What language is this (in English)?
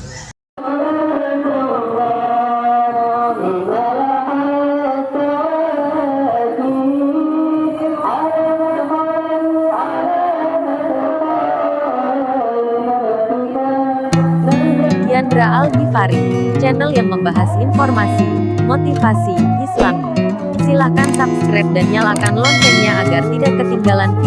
Indonesian